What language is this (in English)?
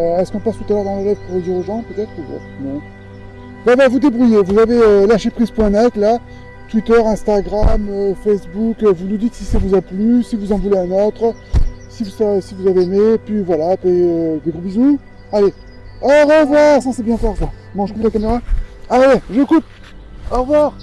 French